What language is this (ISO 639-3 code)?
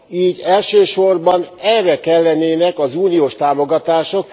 hun